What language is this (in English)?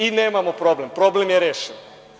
Serbian